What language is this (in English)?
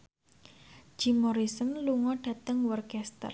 Javanese